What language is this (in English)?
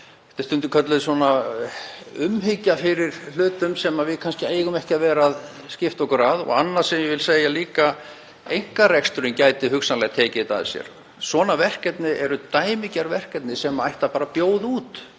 Icelandic